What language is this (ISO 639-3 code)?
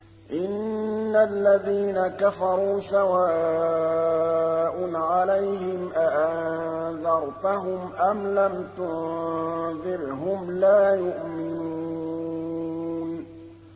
ara